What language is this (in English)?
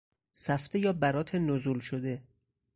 Persian